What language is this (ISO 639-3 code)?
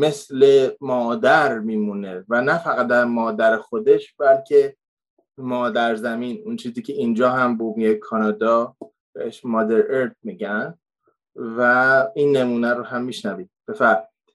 fas